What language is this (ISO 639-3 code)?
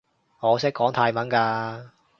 yue